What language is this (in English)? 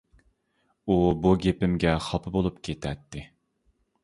Uyghur